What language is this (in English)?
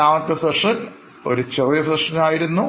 Malayalam